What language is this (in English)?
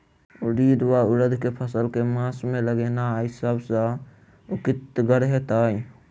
Maithili